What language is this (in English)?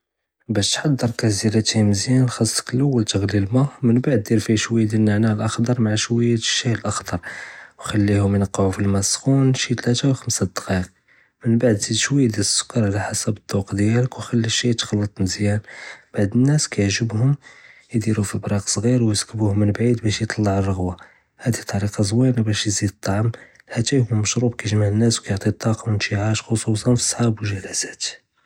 Judeo-Arabic